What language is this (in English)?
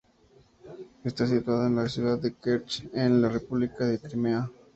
Spanish